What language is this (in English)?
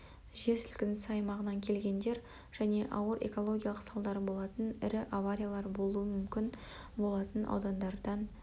Kazakh